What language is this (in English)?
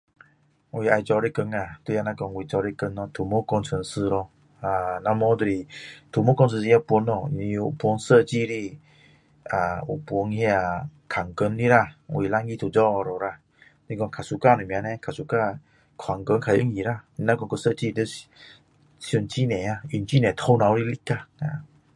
Min Dong Chinese